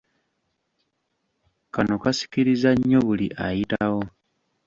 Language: Ganda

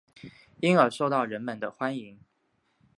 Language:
Chinese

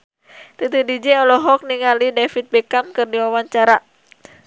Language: Sundanese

